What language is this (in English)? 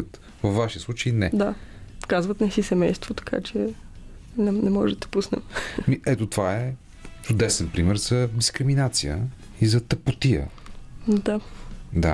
Bulgarian